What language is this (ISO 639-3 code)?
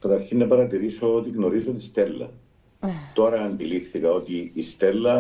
ell